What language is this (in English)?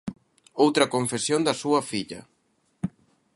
Galician